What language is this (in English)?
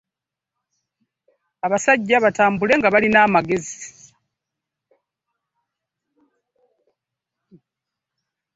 Ganda